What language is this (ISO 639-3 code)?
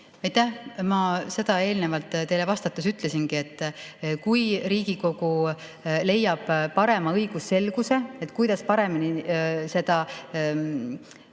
est